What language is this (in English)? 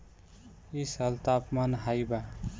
Bhojpuri